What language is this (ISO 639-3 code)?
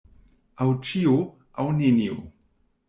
epo